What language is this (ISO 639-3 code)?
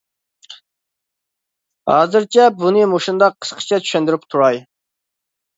uig